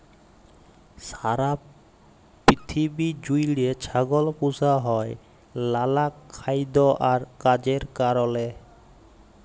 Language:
Bangla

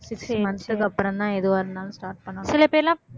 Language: Tamil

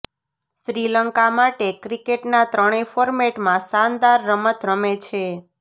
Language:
Gujarati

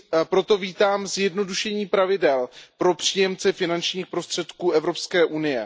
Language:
Czech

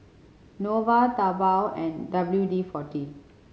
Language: English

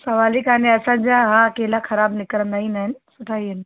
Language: Sindhi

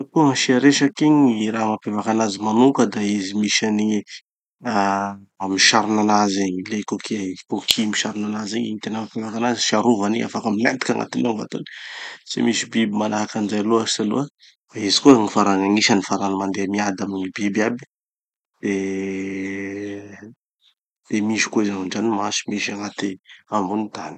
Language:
Tanosy Malagasy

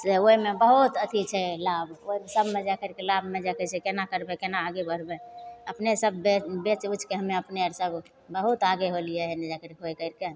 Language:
Maithili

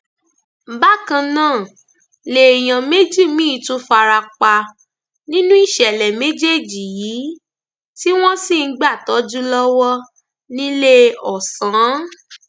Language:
Yoruba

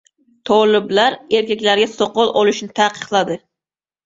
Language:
Uzbek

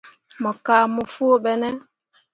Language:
Mundang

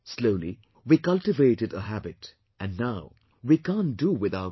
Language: English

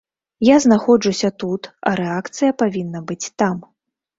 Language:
Belarusian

